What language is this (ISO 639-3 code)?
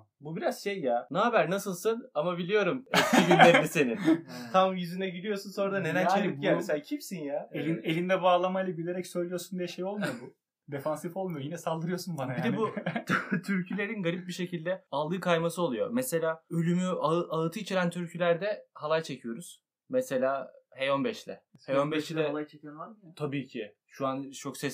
tur